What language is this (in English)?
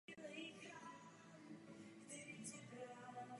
Czech